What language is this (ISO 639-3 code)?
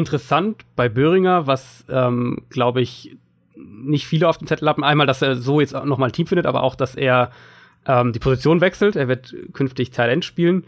deu